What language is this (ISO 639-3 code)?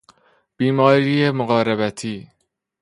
fas